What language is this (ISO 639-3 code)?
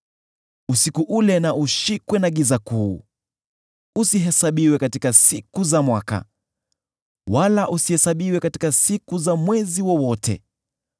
swa